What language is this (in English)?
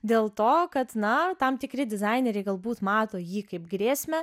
Lithuanian